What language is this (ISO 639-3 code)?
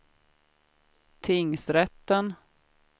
swe